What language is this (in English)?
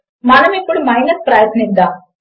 Telugu